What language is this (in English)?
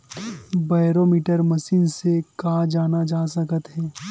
Chhattisgarhi